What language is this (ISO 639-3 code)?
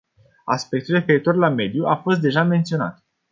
ron